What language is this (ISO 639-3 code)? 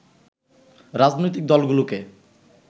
ben